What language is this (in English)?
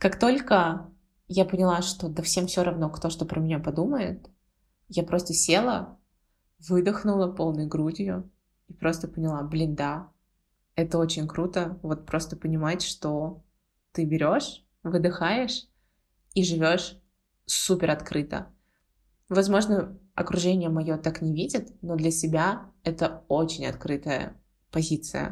Russian